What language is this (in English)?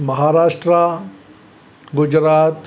Sindhi